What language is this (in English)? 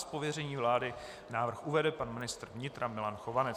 Czech